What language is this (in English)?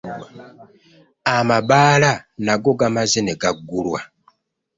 Ganda